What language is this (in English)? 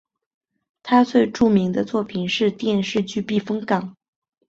Chinese